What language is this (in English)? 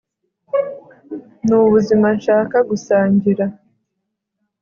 Kinyarwanda